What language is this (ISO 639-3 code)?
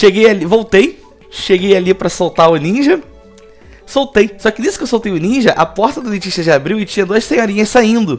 por